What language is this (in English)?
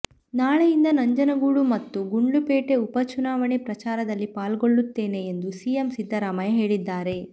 Kannada